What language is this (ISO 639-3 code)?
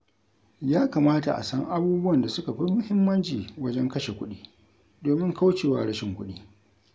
hau